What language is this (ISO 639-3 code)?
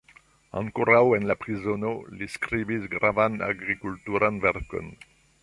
epo